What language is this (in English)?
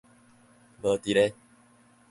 Min Nan Chinese